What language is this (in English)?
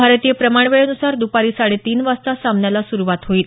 Marathi